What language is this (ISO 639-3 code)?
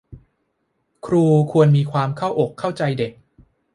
tha